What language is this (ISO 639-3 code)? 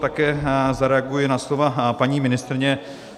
ces